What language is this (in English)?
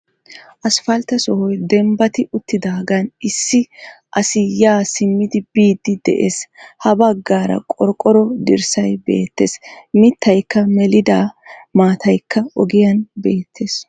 Wolaytta